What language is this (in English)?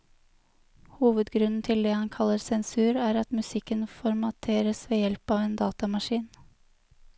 Norwegian